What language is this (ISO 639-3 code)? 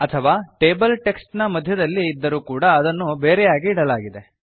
kan